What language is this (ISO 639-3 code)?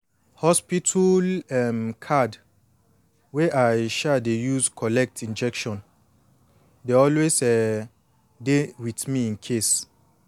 pcm